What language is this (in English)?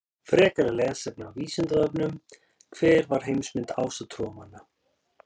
Icelandic